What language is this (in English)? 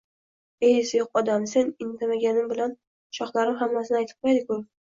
Uzbek